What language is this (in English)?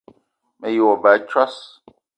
Eton (Cameroon)